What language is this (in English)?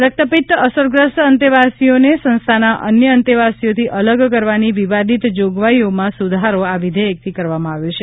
Gujarati